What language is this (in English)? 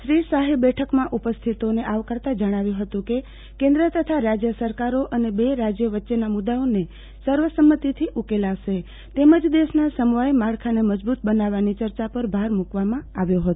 Gujarati